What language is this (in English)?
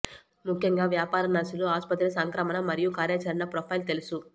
Telugu